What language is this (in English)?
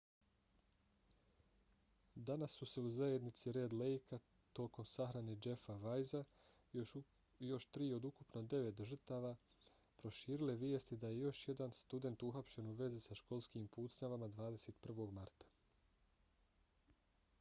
Bosnian